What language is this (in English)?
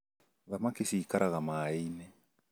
Kikuyu